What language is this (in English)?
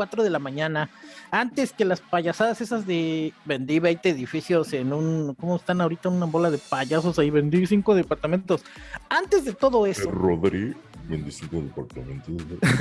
Spanish